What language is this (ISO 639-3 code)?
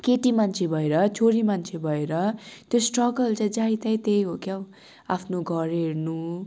nep